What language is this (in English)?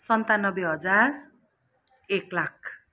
Nepali